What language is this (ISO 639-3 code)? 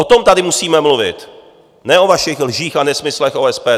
ces